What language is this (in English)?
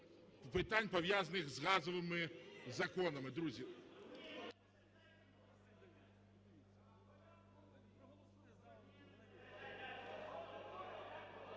Ukrainian